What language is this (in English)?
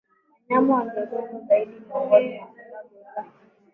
Swahili